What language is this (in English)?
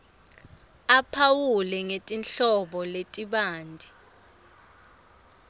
Swati